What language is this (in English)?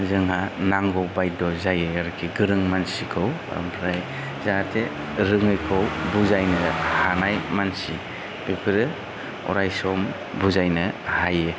Bodo